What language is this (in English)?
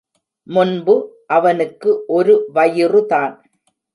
Tamil